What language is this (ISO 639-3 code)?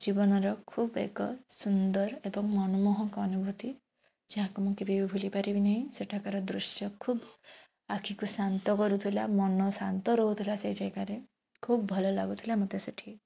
ori